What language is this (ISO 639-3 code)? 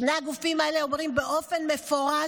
heb